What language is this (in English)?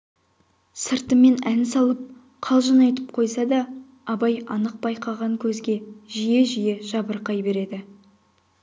Kazakh